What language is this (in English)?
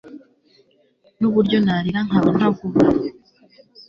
Kinyarwanda